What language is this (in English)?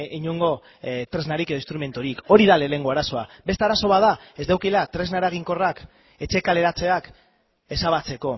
Basque